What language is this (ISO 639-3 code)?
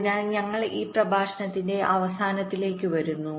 mal